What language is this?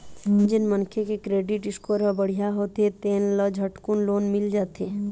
Chhattisgarhi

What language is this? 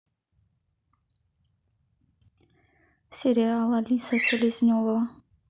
Russian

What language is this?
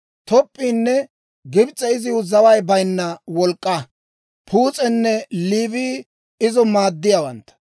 Dawro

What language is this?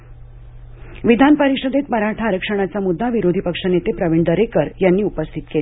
Marathi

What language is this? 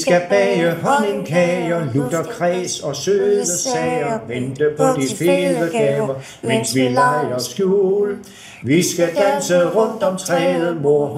Danish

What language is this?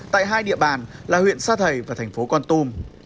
Vietnamese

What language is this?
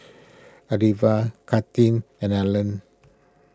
English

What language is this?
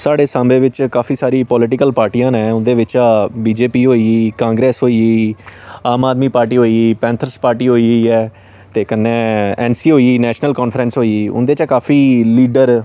Dogri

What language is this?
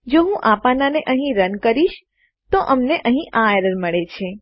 Gujarati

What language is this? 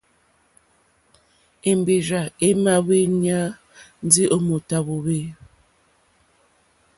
Mokpwe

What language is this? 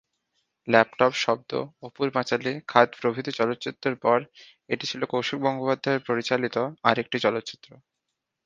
Bangla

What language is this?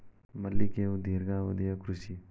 Kannada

